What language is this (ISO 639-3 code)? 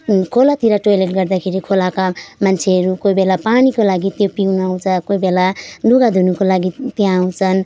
nep